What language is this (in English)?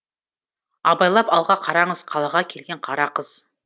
Kazakh